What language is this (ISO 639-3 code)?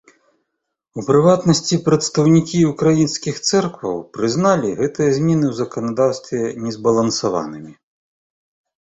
bel